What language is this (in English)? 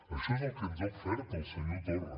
Catalan